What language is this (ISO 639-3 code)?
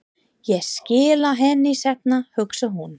isl